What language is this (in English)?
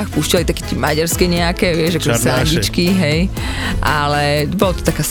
Slovak